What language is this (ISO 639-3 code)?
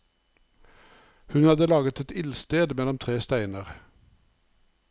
nor